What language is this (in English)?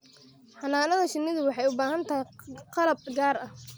Somali